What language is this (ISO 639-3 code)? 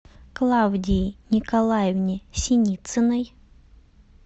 rus